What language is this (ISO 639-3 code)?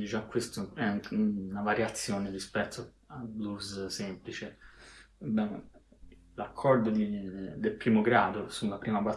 ita